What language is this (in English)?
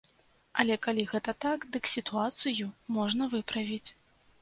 Belarusian